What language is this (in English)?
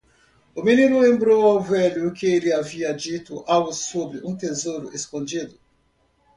Portuguese